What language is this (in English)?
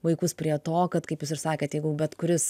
Lithuanian